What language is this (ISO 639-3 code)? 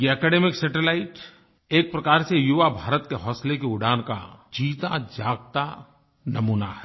hin